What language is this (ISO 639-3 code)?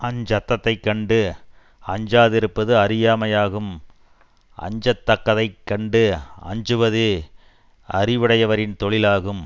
tam